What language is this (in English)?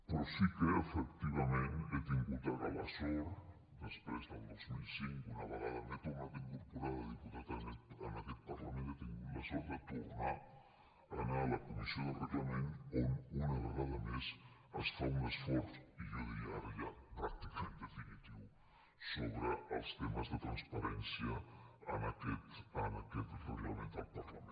Catalan